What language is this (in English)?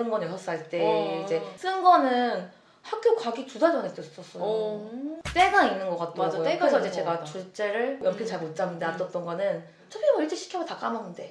Korean